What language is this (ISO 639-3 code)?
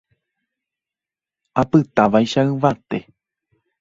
grn